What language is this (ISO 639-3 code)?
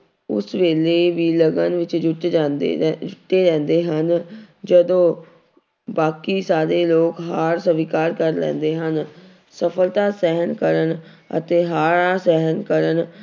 pan